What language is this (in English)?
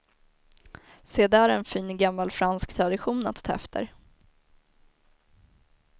Swedish